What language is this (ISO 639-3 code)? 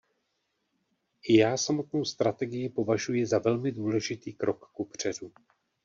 ces